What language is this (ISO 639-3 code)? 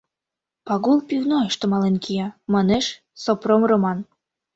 chm